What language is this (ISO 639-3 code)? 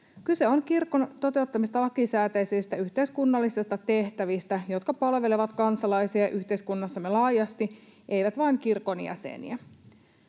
fin